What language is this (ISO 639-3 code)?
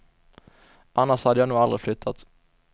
swe